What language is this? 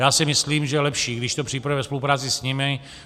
Czech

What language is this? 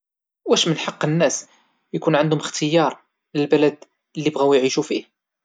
Moroccan Arabic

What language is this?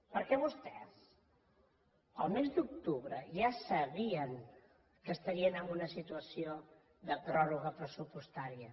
Catalan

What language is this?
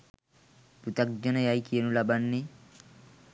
Sinhala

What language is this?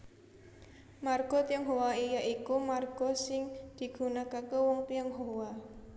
Javanese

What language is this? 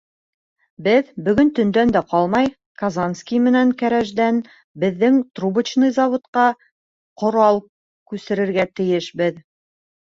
Bashkir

